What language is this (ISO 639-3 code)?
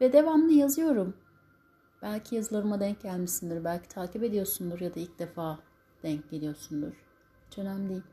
tur